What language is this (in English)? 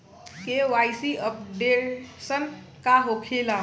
Bhojpuri